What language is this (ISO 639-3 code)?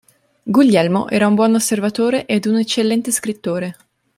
ita